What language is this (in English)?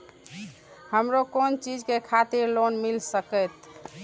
Maithili